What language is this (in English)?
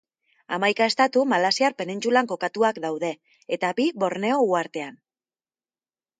Basque